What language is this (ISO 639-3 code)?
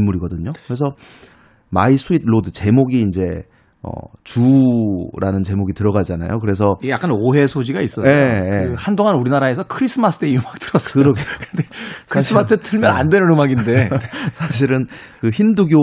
kor